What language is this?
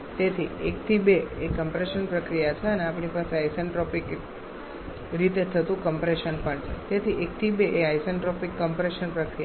Gujarati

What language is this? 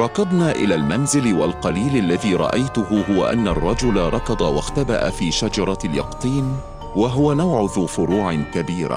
Arabic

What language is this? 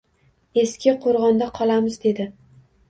Uzbek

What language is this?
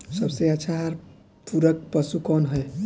Bhojpuri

